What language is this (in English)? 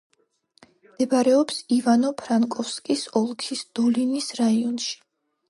Georgian